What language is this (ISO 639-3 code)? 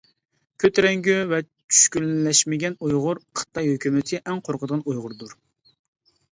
uig